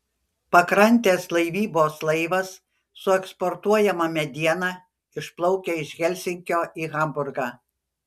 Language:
Lithuanian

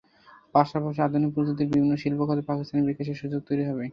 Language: Bangla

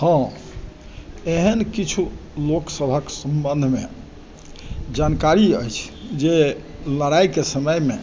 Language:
Maithili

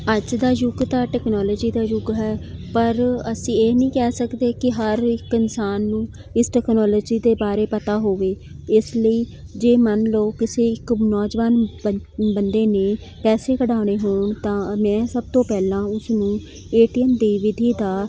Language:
Punjabi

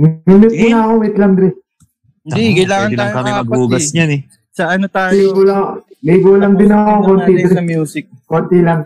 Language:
Filipino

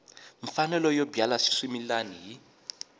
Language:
Tsonga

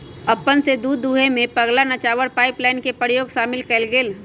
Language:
Magahi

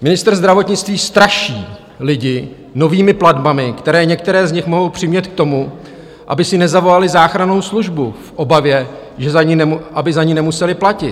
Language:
Czech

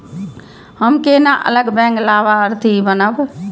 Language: Maithili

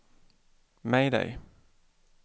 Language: Swedish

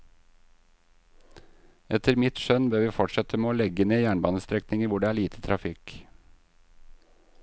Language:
Norwegian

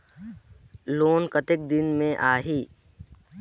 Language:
Chhattisgarhi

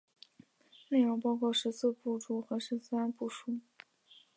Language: Chinese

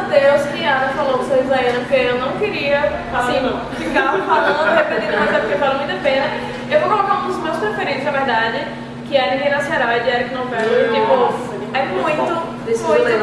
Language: Portuguese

